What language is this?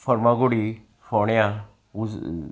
Konkani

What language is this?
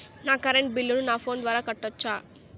Telugu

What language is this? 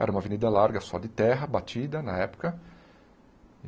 Portuguese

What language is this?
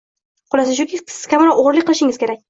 Uzbek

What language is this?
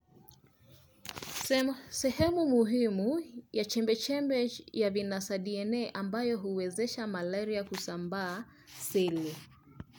Luo (Kenya and Tanzania)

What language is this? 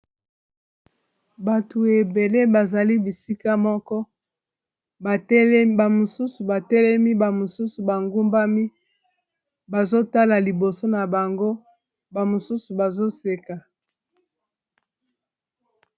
Lingala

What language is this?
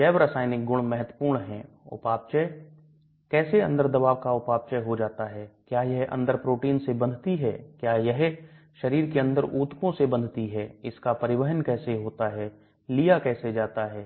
Hindi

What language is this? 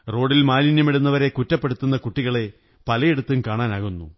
Malayalam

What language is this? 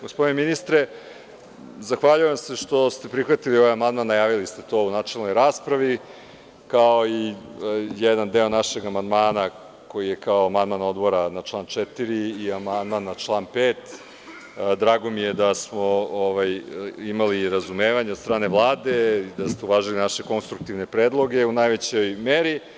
Serbian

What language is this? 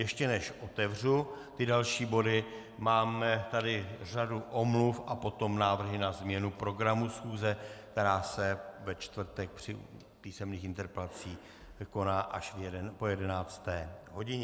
Czech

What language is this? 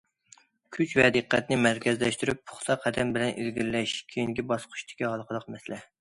Uyghur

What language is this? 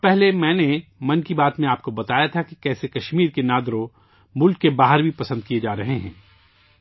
Urdu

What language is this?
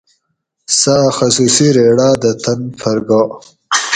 Gawri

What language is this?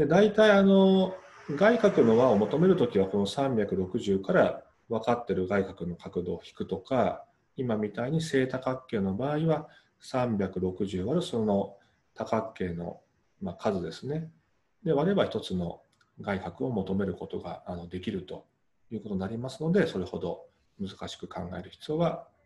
Japanese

